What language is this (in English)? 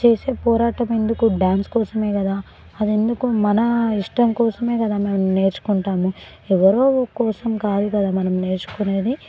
Telugu